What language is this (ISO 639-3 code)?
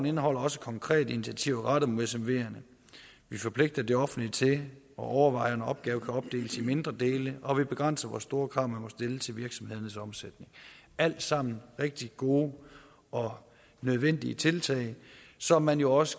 dan